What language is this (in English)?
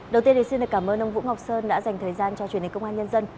Vietnamese